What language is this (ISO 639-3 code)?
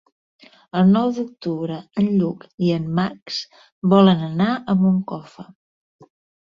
cat